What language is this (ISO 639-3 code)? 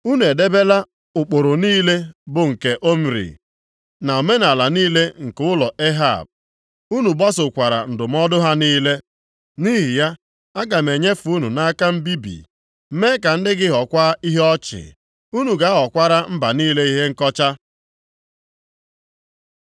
ibo